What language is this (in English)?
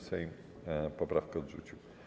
Polish